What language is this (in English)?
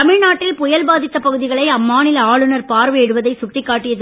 Tamil